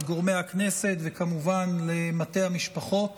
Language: Hebrew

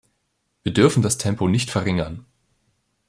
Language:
German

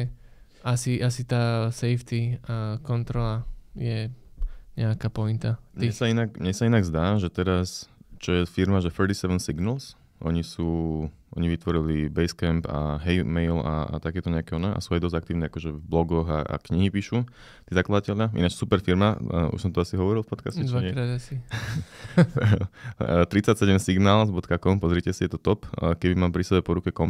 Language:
Slovak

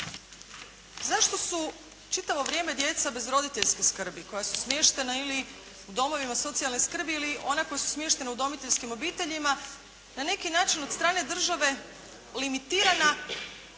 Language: Croatian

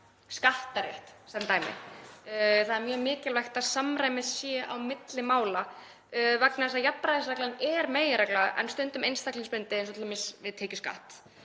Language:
Icelandic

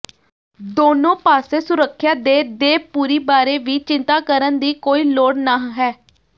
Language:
Punjabi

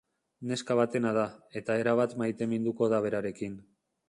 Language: Basque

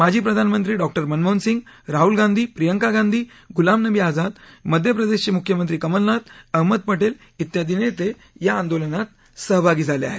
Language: Marathi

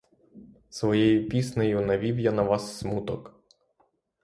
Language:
Ukrainian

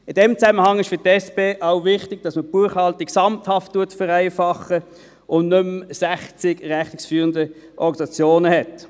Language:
Swiss German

